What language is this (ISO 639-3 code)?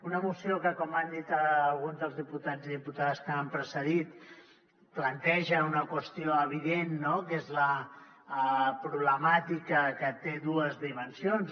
cat